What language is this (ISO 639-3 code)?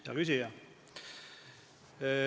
est